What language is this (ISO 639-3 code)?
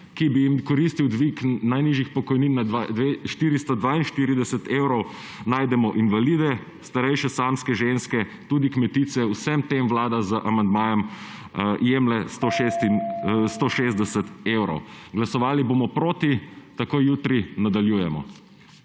slv